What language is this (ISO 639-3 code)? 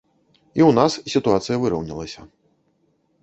bel